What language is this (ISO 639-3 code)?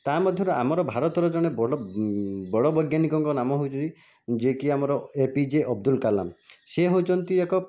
ori